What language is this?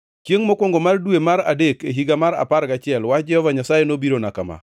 Luo (Kenya and Tanzania)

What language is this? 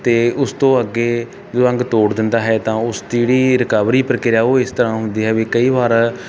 Punjabi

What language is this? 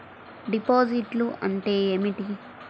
Telugu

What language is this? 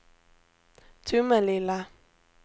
Swedish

